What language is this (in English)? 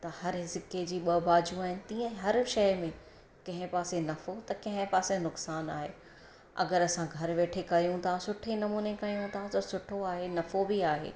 Sindhi